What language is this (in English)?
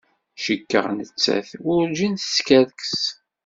Kabyle